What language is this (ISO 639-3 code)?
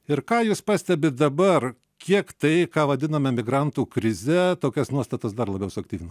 lit